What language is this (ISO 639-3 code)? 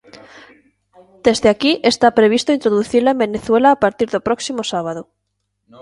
glg